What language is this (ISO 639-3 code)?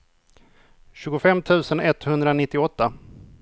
swe